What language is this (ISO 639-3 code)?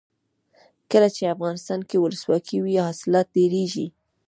pus